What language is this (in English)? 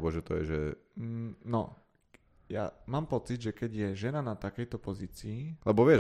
Slovak